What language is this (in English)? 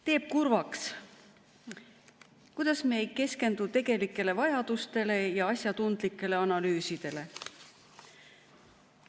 Estonian